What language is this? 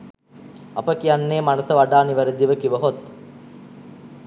Sinhala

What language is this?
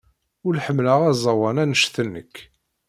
Kabyle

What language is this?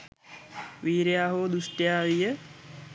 Sinhala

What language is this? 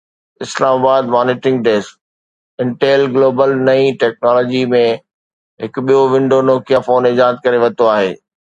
Sindhi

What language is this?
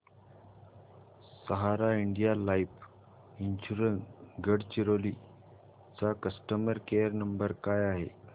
Marathi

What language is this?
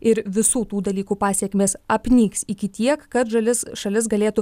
Lithuanian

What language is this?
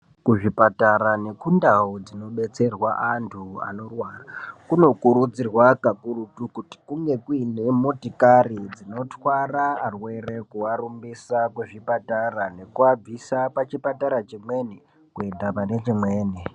Ndau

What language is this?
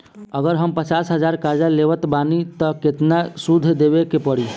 Bhojpuri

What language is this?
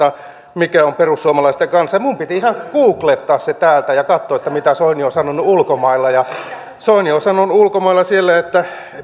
Finnish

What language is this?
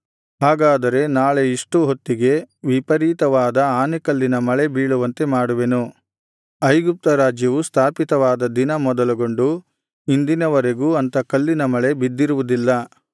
Kannada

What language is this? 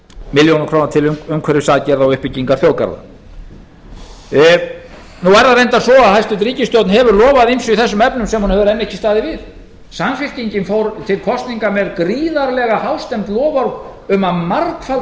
Icelandic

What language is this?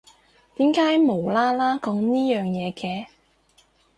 Cantonese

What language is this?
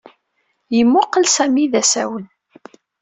Kabyle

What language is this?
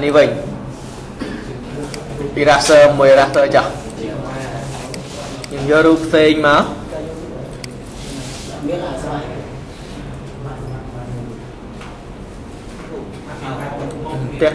Vietnamese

